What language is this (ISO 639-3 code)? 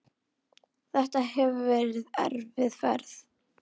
isl